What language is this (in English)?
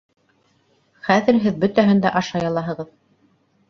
Bashkir